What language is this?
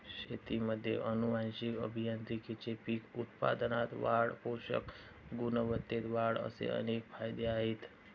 Marathi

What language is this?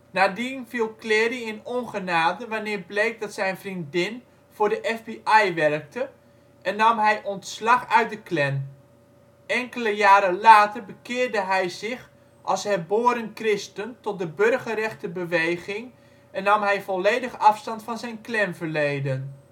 Dutch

